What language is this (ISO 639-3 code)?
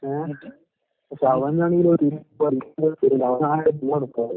mal